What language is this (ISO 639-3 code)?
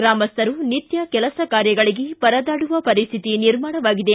kan